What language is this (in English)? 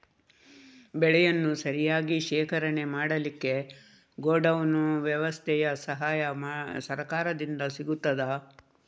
Kannada